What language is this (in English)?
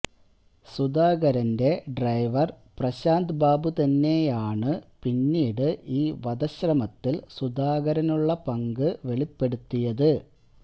Malayalam